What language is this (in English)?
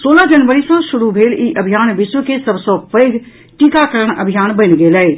Maithili